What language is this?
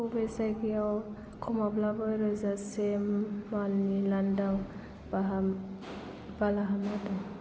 Bodo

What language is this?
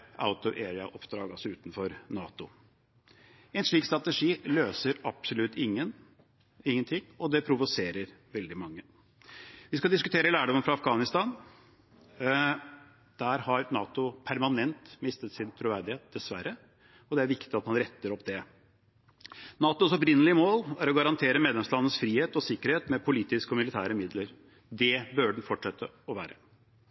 Norwegian Bokmål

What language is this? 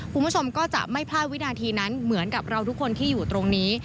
Thai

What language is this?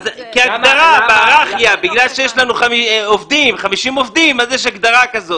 Hebrew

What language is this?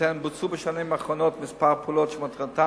Hebrew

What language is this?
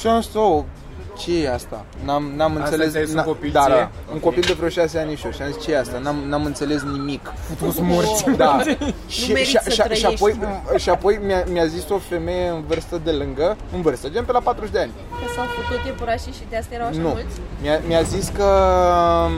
Romanian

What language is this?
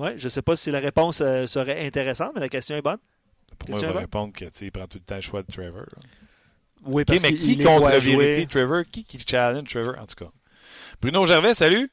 French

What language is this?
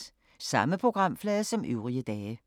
Danish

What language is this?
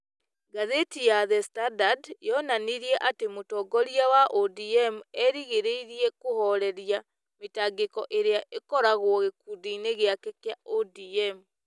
Kikuyu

